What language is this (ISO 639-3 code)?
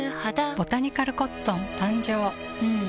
jpn